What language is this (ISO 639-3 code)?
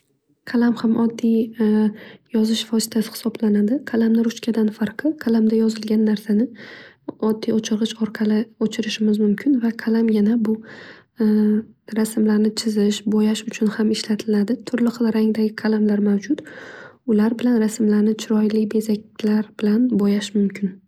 uzb